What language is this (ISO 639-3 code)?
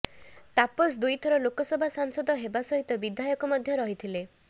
ori